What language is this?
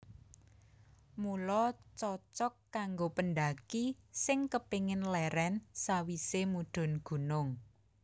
Javanese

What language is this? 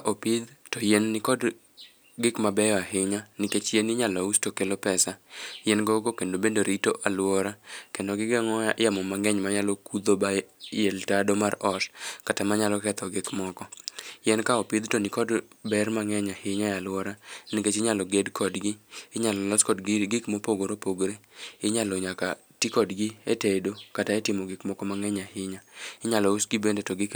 Luo (Kenya and Tanzania)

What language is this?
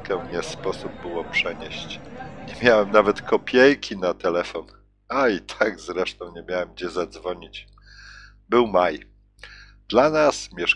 Polish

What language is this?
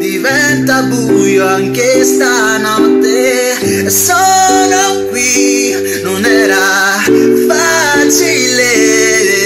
French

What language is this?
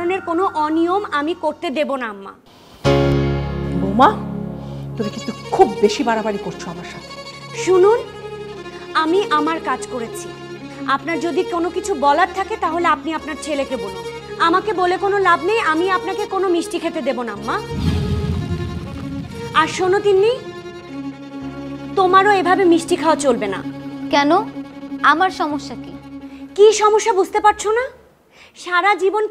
Bangla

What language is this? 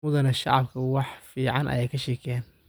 Somali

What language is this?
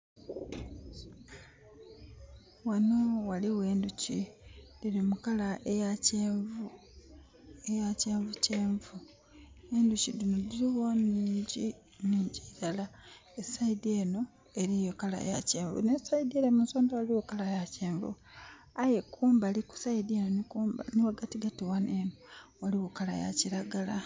Soga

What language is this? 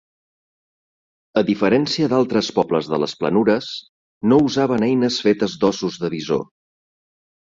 Catalan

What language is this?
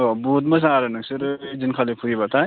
Bodo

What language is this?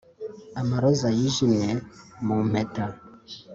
Kinyarwanda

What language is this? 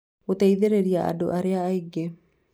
Kikuyu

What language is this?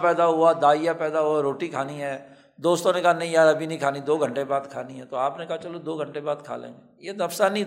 Urdu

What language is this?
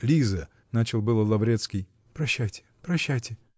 Russian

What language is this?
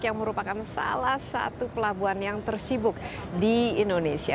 Indonesian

